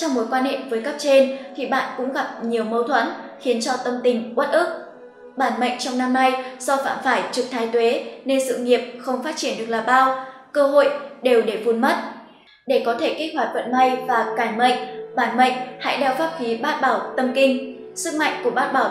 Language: Vietnamese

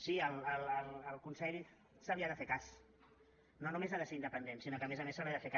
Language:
Catalan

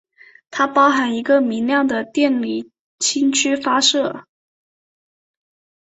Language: Chinese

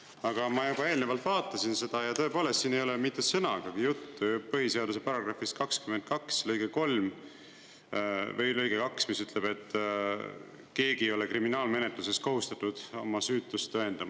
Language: Estonian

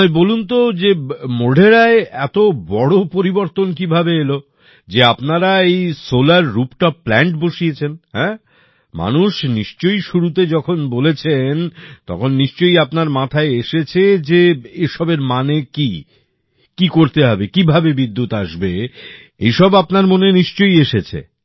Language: Bangla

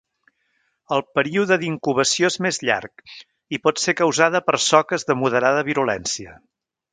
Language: Catalan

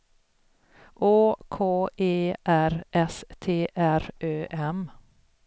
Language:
Swedish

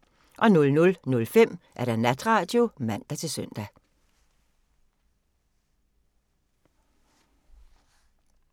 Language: Danish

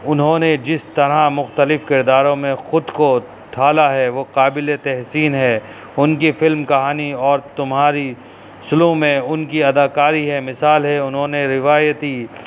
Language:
Urdu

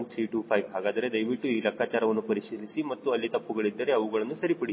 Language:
Kannada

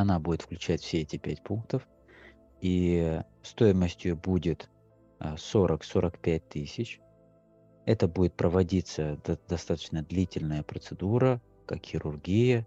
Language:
Russian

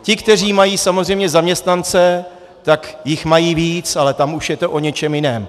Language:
Czech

